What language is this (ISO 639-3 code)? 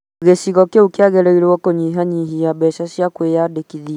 kik